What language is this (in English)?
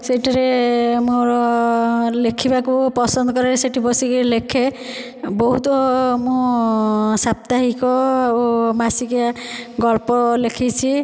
Odia